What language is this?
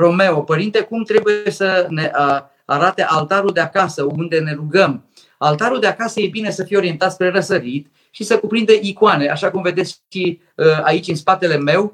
Romanian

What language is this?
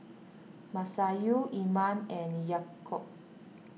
English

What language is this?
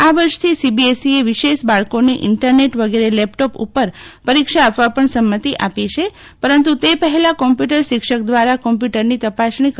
Gujarati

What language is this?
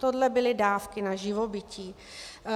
Czech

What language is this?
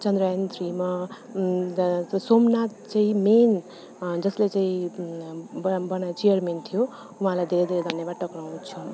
Nepali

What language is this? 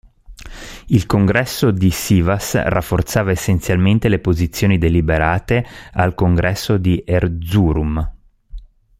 Italian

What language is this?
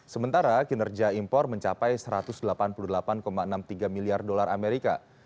Indonesian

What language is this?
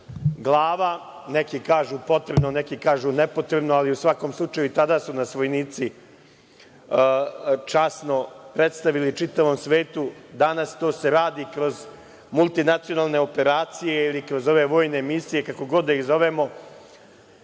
Serbian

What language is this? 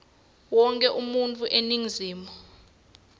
Swati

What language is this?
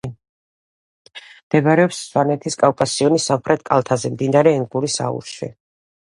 Georgian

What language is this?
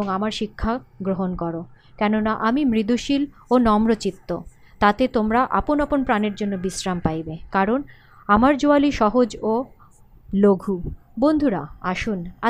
Bangla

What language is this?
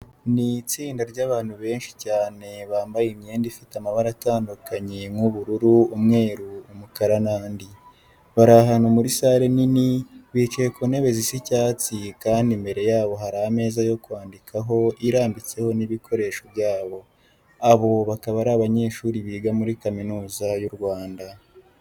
Kinyarwanda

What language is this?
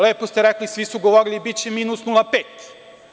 Serbian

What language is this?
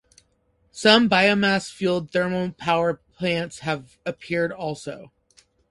English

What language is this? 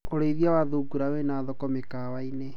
Kikuyu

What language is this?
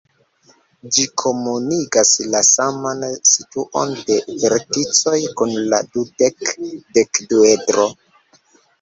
Esperanto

